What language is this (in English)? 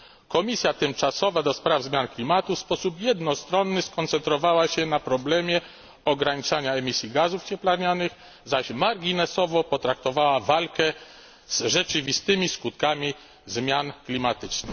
Polish